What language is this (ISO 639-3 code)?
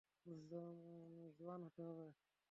ben